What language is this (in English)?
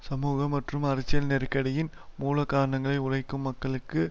Tamil